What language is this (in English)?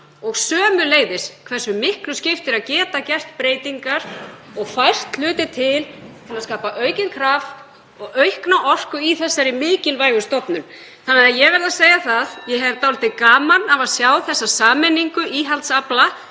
Icelandic